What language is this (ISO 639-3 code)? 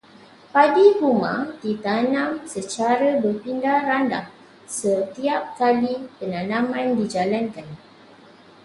msa